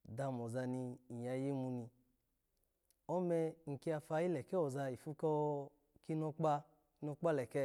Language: Alago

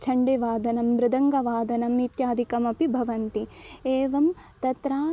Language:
Sanskrit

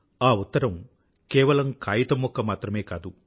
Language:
Telugu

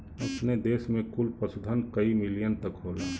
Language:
Bhojpuri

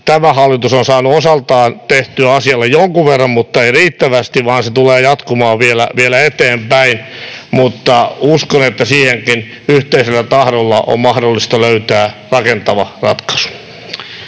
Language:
Finnish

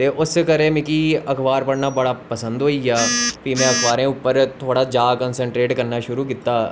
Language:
Dogri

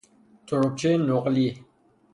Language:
Persian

